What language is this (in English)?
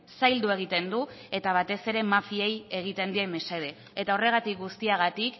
Basque